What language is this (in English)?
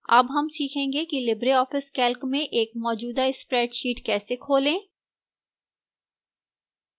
Hindi